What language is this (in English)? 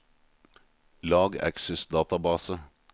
Norwegian